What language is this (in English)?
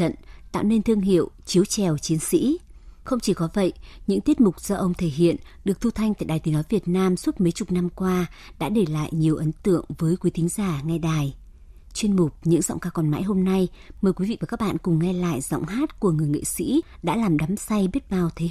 Vietnamese